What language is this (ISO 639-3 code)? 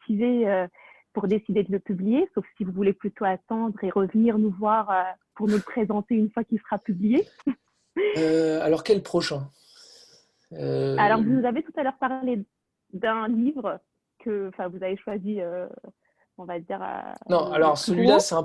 fra